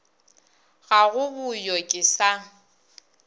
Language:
Northern Sotho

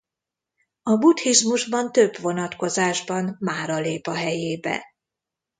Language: Hungarian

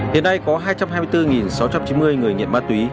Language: Vietnamese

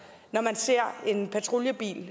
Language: Danish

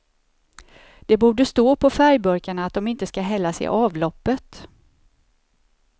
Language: Swedish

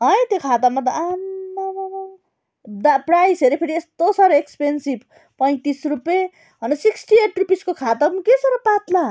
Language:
Nepali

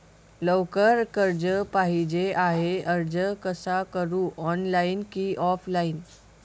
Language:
Marathi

